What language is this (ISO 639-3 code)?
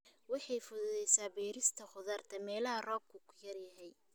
som